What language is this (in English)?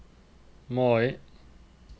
Norwegian